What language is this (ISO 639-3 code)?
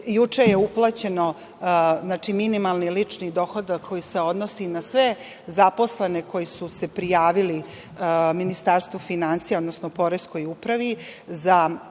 srp